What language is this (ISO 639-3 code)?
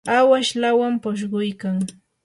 qur